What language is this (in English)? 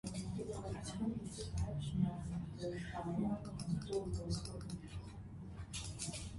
Armenian